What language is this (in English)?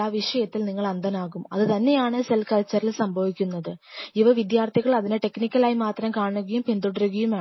Malayalam